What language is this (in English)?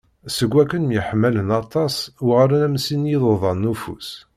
Kabyle